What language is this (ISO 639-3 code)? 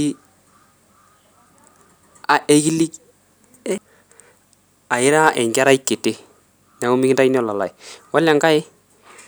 mas